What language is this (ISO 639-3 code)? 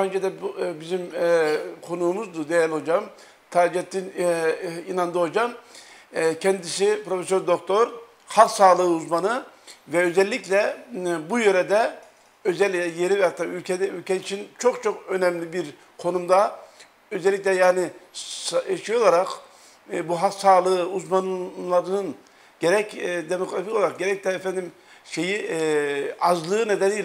tur